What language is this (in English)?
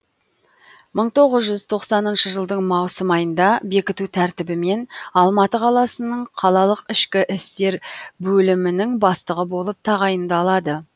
Kazakh